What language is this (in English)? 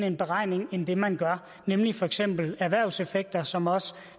Danish